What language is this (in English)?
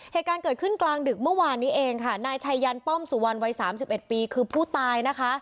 Thai